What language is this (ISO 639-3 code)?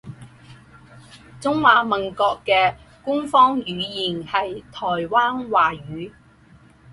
zho